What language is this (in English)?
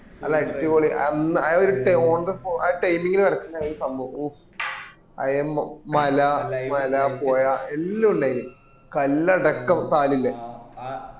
Malayalam